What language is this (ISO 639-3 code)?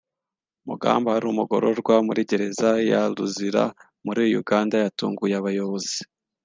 kin